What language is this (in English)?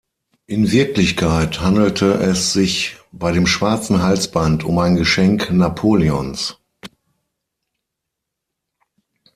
German